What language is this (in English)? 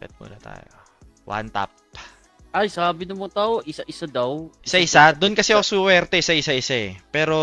Filipino